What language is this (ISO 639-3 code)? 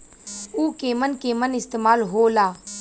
bho